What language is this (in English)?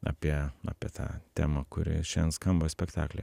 Lithuanian